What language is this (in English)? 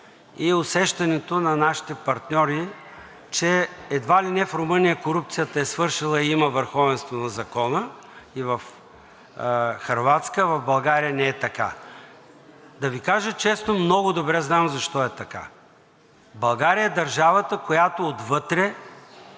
Bulgarian